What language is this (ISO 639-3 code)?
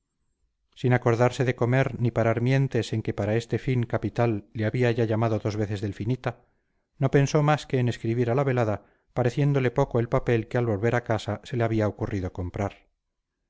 spa